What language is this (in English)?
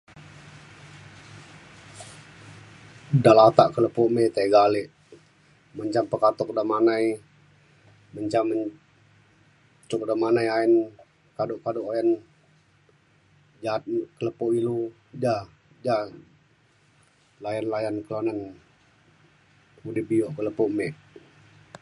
Mainstream Kenyah